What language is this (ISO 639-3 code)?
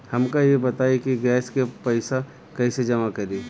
bho